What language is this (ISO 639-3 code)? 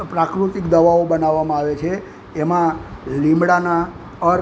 guj